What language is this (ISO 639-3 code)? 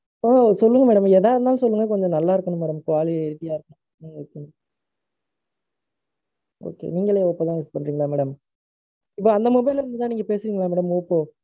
tam